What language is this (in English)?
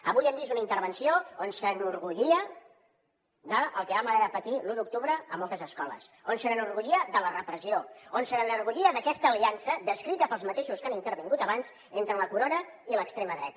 Catalan